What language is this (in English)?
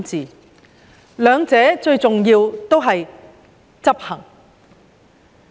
Cantonese